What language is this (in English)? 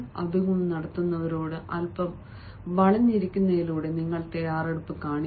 Malayalam